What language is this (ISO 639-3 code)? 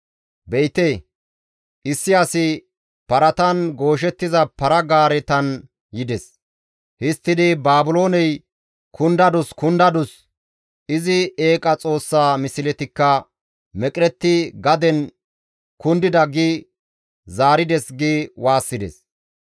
gmv